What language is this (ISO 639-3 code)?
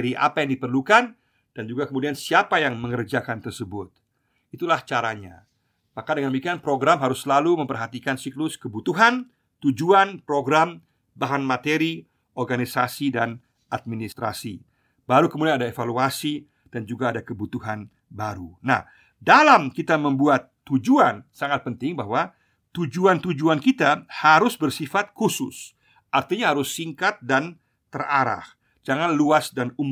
ind